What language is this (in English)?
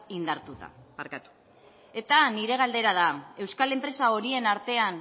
Basque